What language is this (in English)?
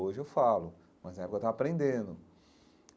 Portuguese